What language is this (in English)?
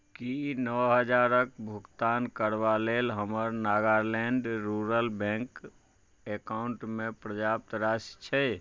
Maithili